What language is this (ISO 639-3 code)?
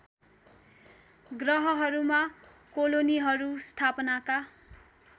nep